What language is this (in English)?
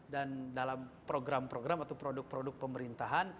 Indonesian